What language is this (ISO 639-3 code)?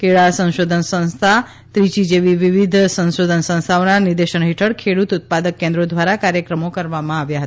guj